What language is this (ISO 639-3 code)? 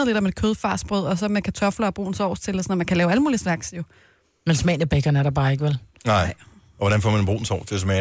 dan